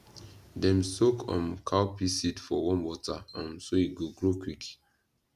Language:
Nigerian Pidgin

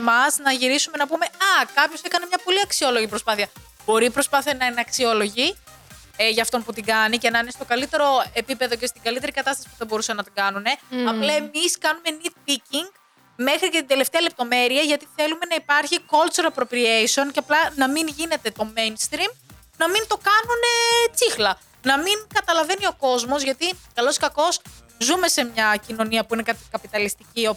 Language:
Greek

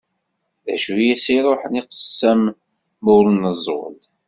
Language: Kabyle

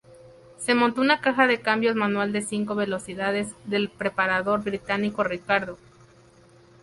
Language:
Spanish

